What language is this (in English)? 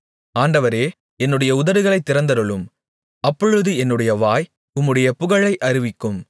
Tamil